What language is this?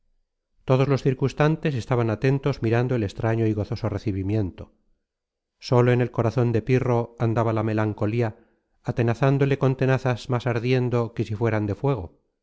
Spanish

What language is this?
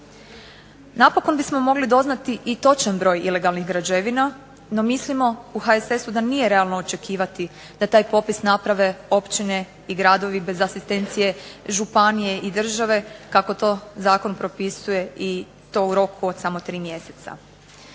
Croatian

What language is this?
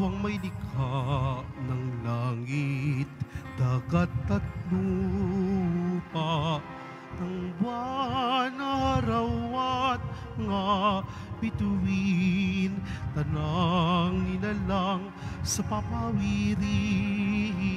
Filipino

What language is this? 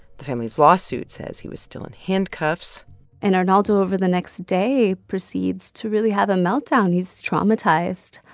English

